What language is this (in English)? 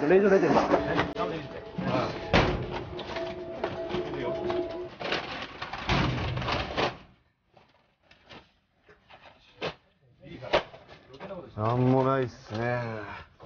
Japanese